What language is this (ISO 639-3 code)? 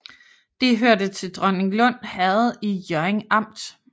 dan